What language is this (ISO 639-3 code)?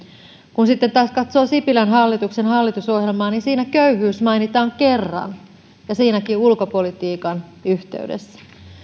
fin